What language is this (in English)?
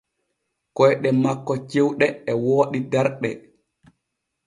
Borgu Fulfulde